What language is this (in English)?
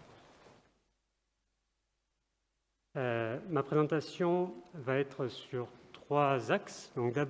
French